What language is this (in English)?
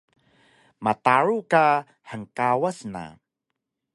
Taroko